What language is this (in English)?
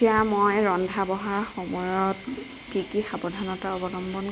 Assamese